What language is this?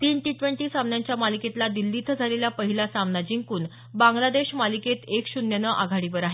Marathi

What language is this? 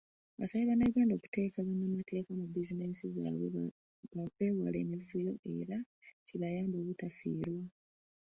Ganda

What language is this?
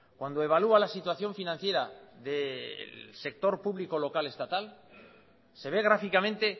Spanish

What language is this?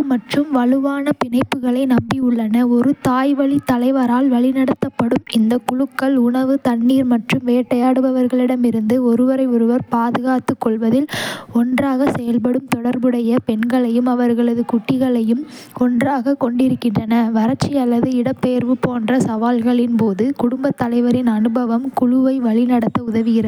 Kota (India)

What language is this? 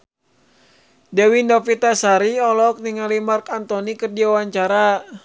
Sundanese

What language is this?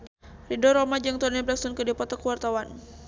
Sundanese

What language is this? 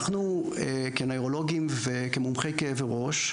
Hebrew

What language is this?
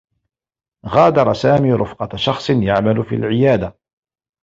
Arabic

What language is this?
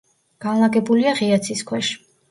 Georgian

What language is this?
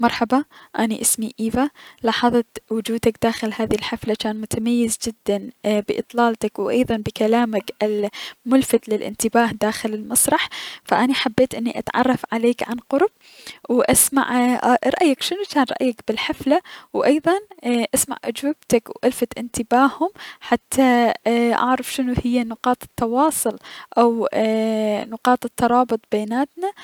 Mesopotamian Arabic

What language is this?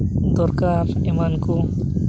Santali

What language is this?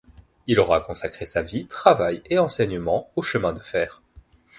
French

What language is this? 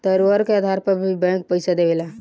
Bhojpuri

